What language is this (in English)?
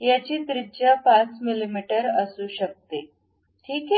Marathi